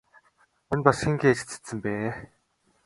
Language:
Mongolian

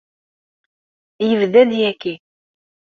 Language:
Kabyle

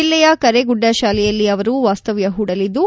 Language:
Kannada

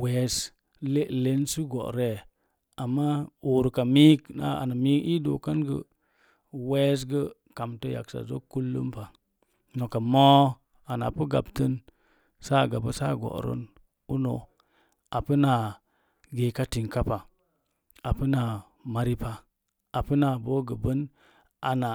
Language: Mom Jango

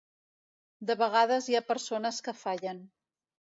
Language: Catalan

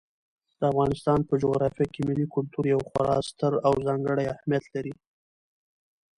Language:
Pashto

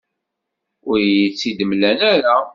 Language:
Kabyle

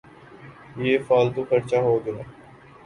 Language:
Urdu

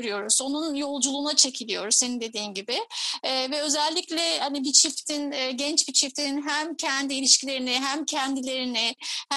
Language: Turkish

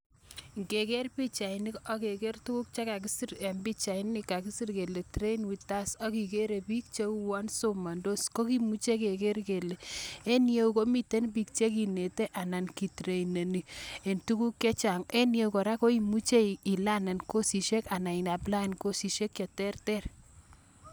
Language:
Kalenjin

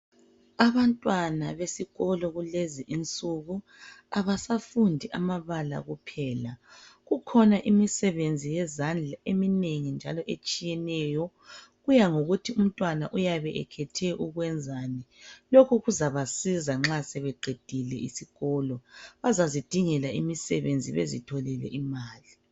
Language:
North Ndebele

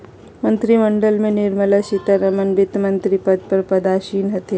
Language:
Magahi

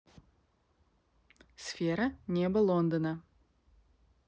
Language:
Russian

